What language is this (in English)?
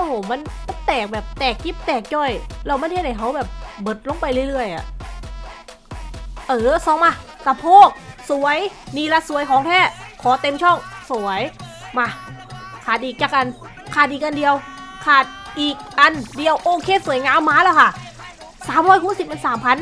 Thai